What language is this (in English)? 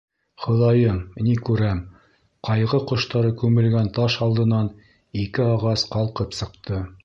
Bashkir